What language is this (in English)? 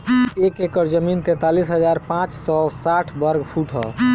Bhojpuri